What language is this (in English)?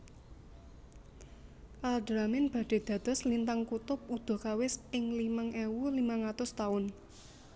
Javanese